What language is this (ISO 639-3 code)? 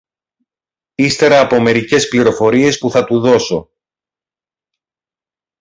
ell